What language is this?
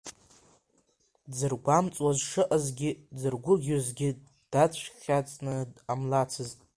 Abkhazian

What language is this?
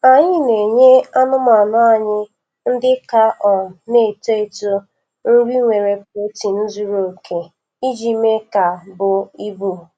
Igbo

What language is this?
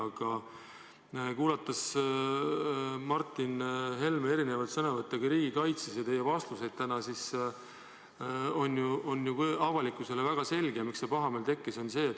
Estonian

